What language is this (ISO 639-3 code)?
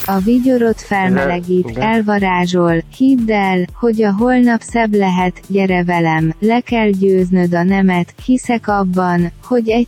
hun